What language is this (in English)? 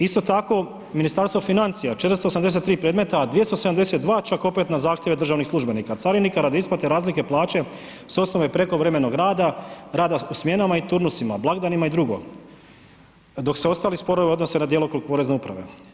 Croatian